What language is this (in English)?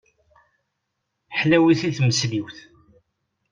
Kabyle